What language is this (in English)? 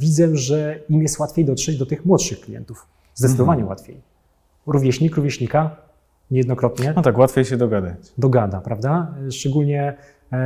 Polish